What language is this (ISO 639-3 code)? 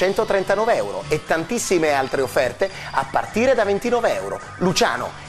ita